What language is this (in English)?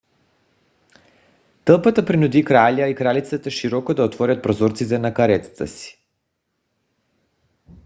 Bulgarian